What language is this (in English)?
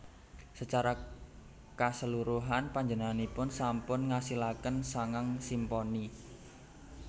Javanese